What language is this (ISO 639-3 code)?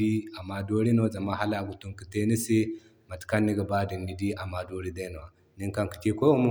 dje